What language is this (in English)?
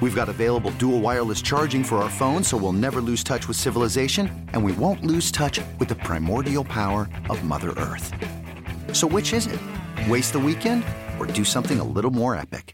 English